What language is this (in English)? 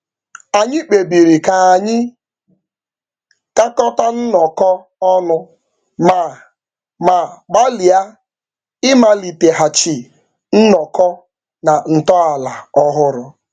Igbo